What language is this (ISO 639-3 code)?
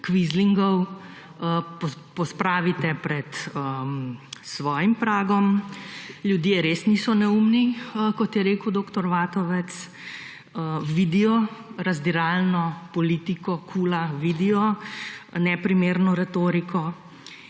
slv